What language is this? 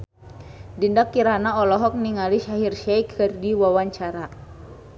Sundanese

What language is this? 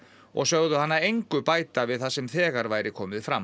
Icelandic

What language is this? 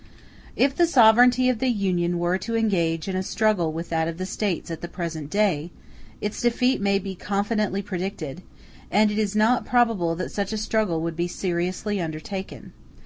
English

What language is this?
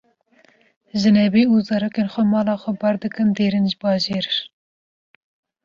Kurdish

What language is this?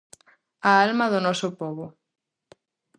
Galician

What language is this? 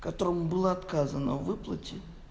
Russian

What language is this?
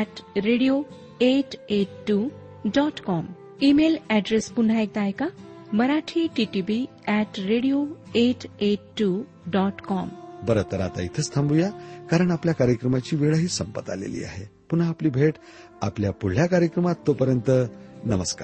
Marathi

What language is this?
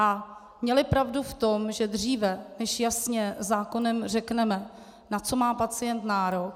Czech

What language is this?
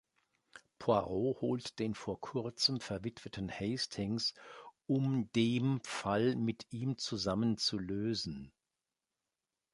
German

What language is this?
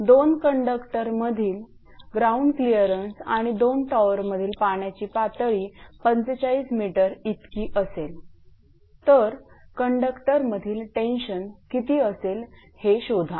Marathi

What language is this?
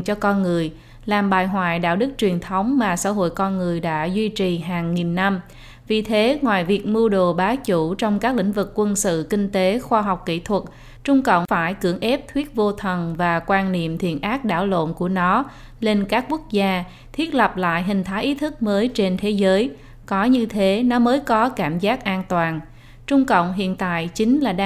Vietnamese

